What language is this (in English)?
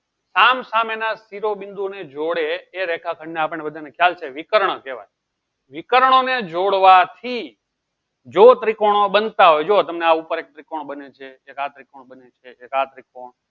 Gujarati